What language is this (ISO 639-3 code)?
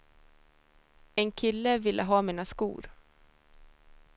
swe